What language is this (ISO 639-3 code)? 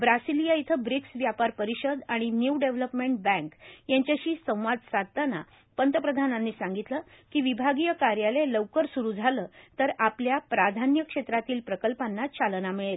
mar